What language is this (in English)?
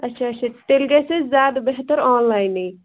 Kashmiri